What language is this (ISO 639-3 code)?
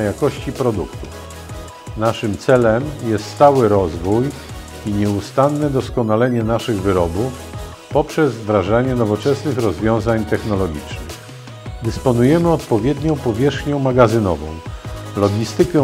pol